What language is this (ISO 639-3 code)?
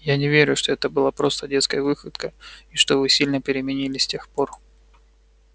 rus